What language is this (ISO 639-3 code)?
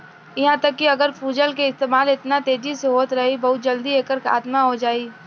bho